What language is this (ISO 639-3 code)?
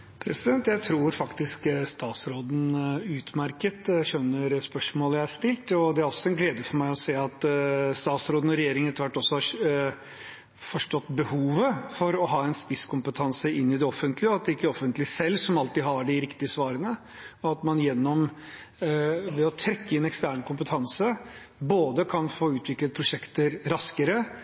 nob